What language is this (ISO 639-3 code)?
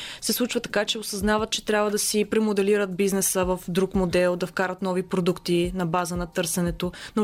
bul